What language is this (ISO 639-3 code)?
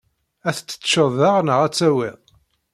kab